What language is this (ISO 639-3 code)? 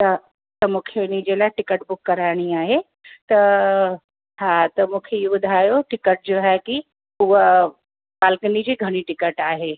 snd